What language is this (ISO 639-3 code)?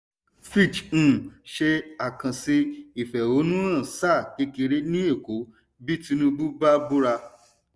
yor